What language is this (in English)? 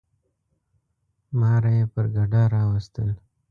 Pashto